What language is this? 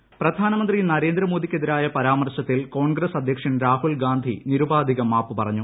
Malayalam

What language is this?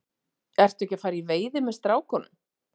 Icelandic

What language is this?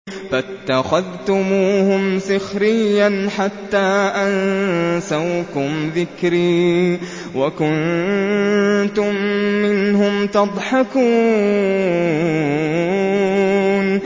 Arabic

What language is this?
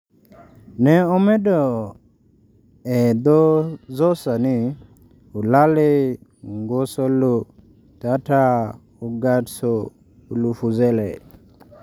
Luo (Kenya and Tanzania)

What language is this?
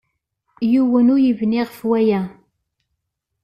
Kabyle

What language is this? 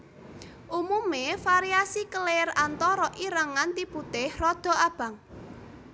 Javanese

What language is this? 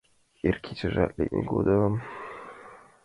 Mari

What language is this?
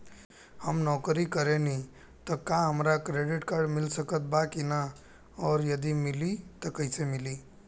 Bhojpuri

